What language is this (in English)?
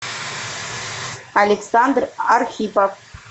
Russian